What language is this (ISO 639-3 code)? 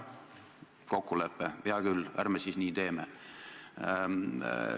est